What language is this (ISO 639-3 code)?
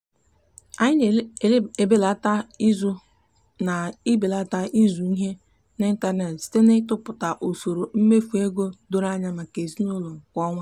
ibo